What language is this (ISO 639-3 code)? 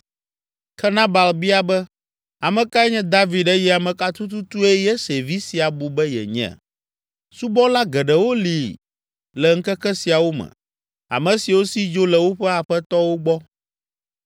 ewe